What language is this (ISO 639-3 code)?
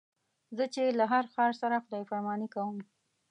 pus